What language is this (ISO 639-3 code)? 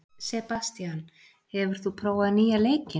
isl